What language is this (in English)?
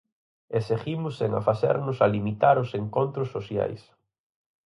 Galician